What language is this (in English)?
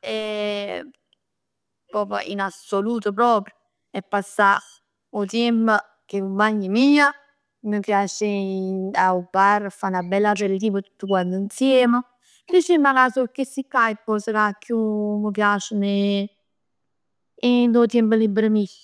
Neapolitan